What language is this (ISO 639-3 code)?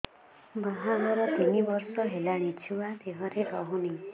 ori